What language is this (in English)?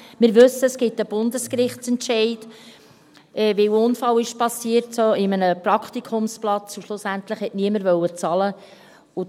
Swiss German